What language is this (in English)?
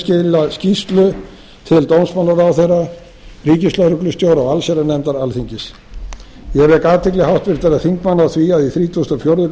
Icelandic